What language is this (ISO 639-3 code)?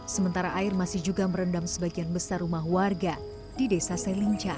ind